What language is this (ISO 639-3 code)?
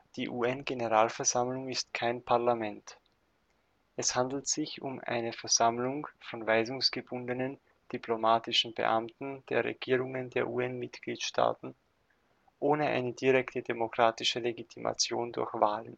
deu